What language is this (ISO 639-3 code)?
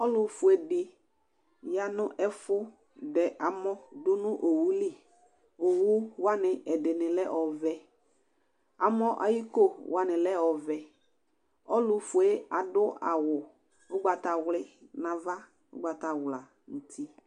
kpo